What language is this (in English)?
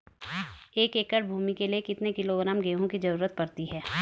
Hindi